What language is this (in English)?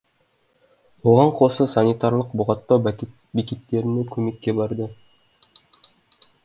Kazakh